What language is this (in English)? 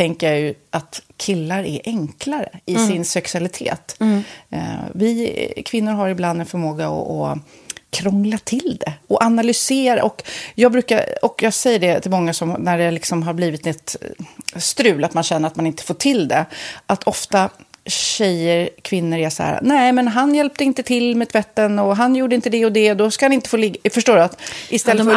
Swedish